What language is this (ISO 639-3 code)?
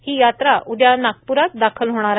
mar